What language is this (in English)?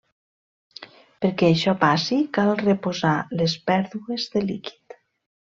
Catalan